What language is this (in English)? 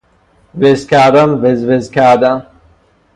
Persian